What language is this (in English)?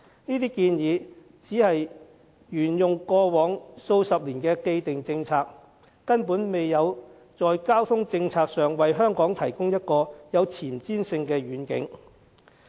Cantonese